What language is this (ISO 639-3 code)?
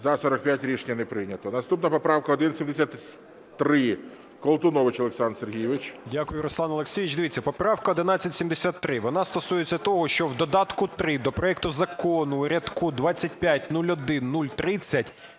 ukr